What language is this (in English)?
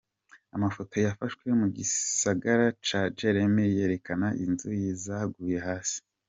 Kinyarwanda